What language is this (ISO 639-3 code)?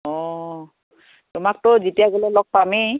asm